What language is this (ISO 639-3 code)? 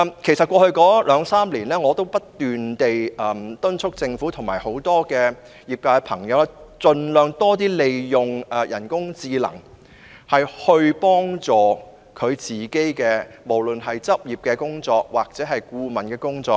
yue